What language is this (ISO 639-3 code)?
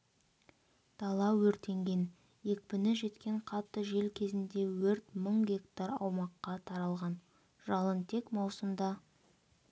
kaz